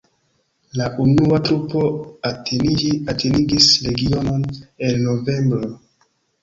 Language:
Esperanto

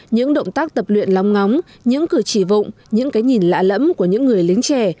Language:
Vietnamese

